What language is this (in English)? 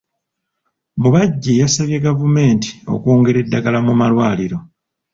Ganda